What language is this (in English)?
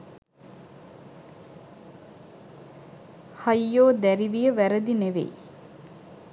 Sinhala